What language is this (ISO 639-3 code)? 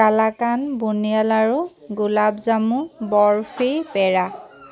asm